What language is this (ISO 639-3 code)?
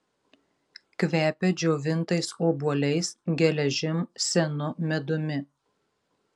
lit